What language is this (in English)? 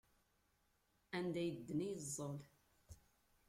Kabyle